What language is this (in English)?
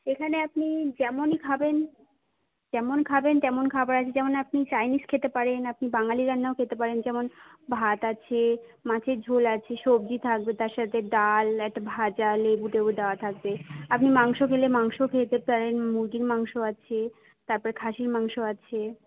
Bangla